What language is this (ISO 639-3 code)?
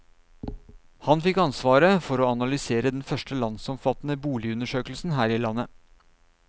nor